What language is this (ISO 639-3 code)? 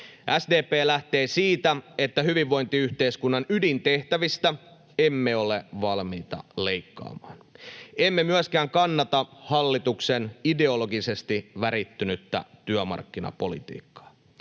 fin